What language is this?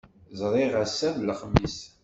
Kabyle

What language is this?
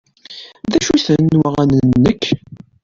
Kabyle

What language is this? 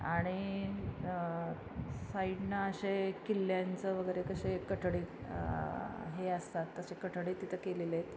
Marathi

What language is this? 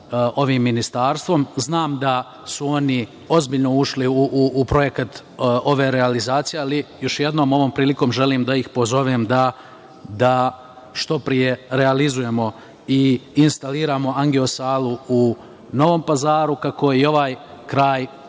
Serbian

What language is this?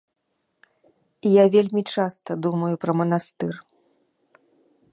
Belarusian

